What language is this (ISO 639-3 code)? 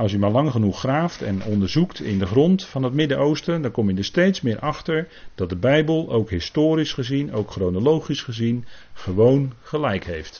nld